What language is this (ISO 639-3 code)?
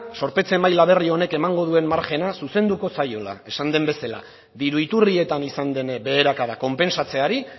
eus